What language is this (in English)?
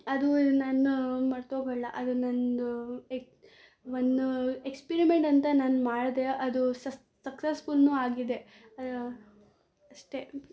Kannada